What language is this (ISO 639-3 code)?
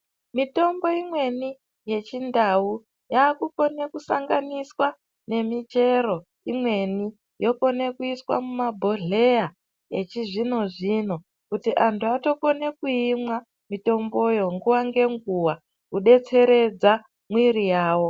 ndc